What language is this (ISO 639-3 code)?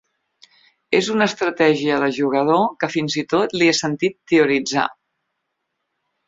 cat